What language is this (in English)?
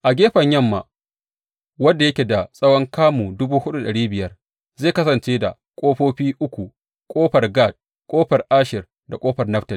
Hausa